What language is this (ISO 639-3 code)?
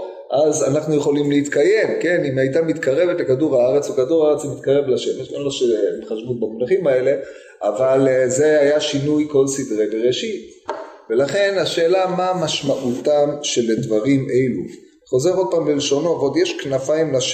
heb